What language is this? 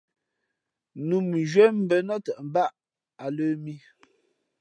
Fe'fe'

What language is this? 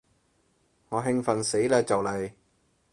Cantonese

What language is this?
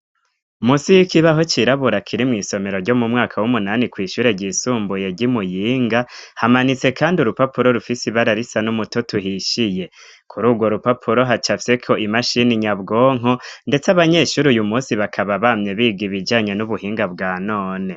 Rundi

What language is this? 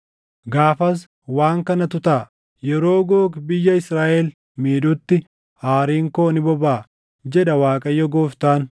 Oromo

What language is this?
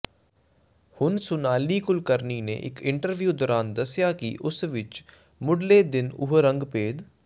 Punjabi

